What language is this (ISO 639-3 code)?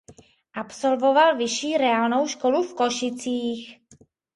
ces